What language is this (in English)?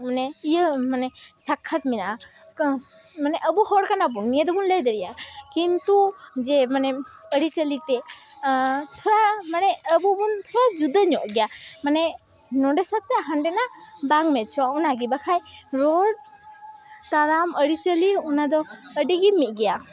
Santali